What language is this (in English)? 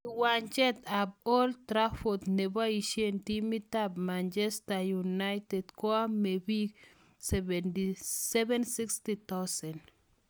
Kalenjin